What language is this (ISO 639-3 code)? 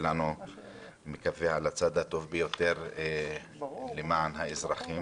heb